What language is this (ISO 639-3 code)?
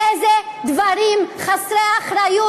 heb